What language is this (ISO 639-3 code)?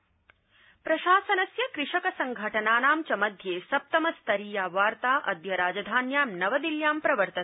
san